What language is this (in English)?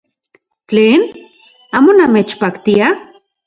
Central Puebla Nahuatl